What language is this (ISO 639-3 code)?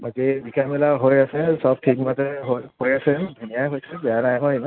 asm